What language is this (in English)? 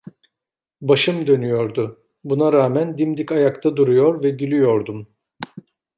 Turkish